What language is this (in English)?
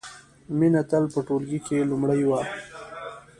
Pashto